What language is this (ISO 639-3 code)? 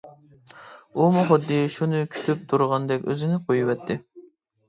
uig